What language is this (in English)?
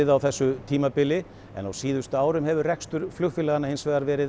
Icelandic